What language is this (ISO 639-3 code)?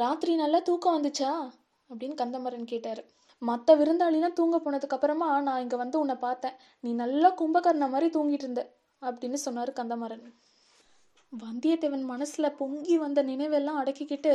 tam